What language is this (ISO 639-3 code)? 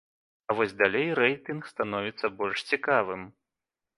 bel